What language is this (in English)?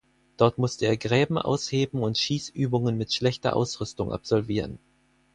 German